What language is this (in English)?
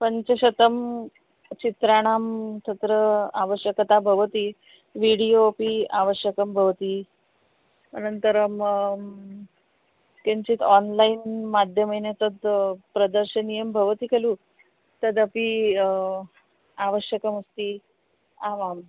Sanskrit